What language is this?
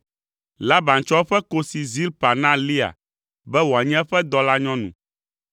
Ewe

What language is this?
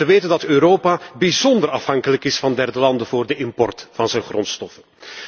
Dutch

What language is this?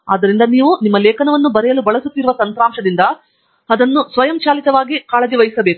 Kannada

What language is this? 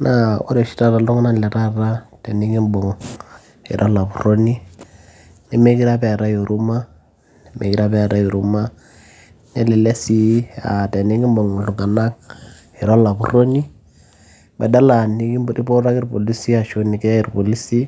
Masai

